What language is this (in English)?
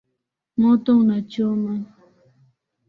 Swahili